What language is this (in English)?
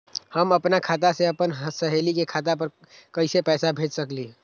Magahi